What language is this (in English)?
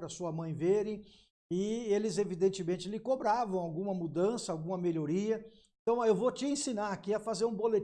Portuguese